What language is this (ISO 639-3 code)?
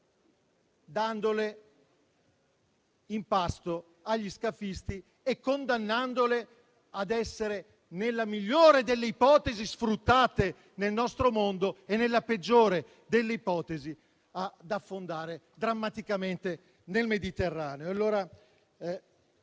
ita